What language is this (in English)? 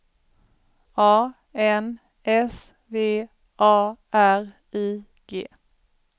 Swedish